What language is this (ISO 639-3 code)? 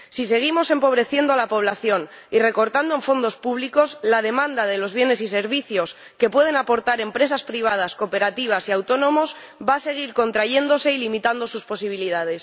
spa